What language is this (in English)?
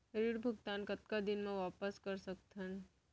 Chhattisgarhi